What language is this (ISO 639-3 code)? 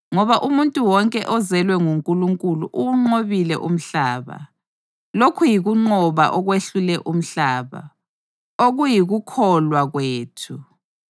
nde